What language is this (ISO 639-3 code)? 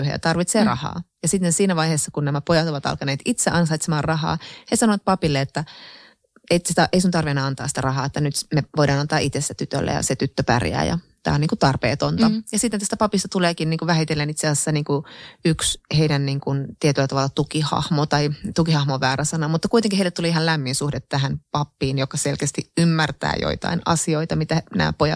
fin